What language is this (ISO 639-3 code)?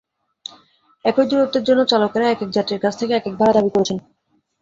ben